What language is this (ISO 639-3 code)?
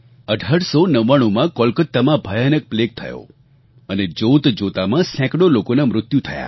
guj